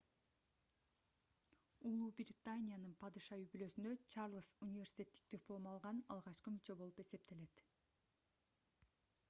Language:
Kyrgyz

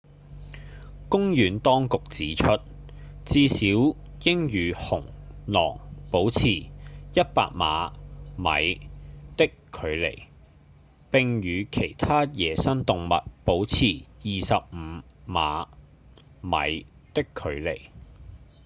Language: Cantonese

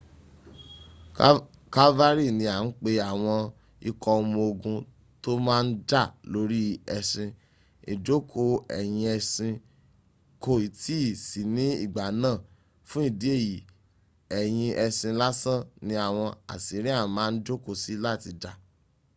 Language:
Yoruba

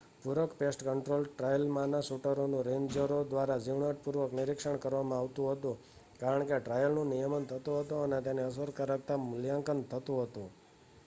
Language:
Gujarati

